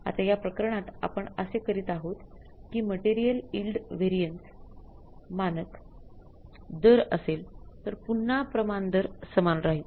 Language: Marathi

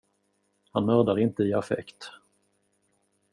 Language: Swedish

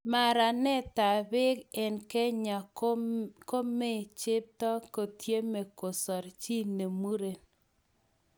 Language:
Kalenjin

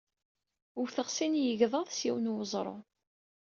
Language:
Kabyle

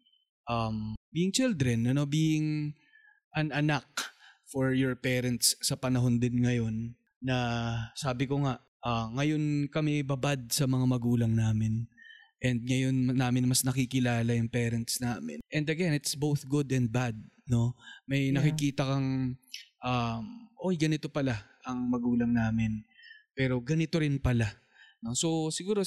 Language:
Filipino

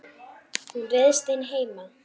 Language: Icelandic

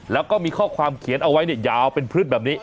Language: Thai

